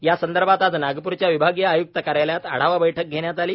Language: Marathi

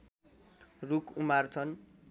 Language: Nepali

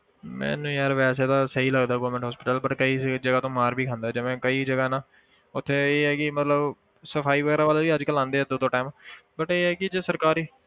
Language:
Punjabi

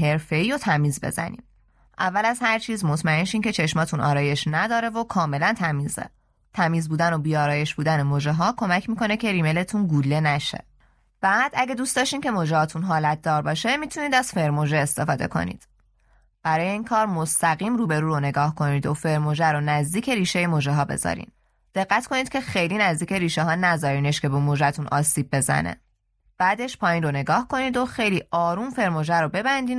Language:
Persian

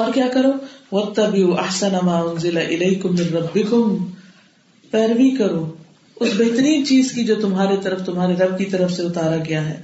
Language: Urdu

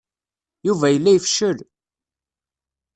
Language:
Kabyle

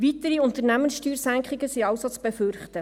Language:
Swiss German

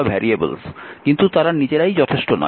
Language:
Bangla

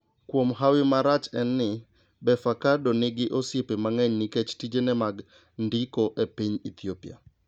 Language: Luo (Kenya and Tanzania)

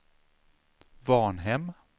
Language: Swedish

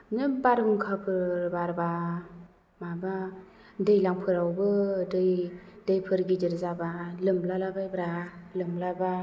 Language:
Bodo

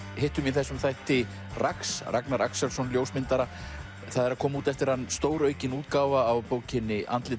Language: Icelandic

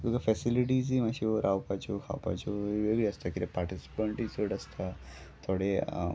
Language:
Konkani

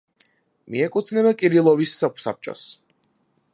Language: Georgian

